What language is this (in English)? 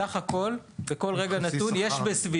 Hebrew